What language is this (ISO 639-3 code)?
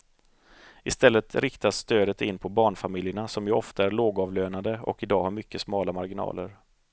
swe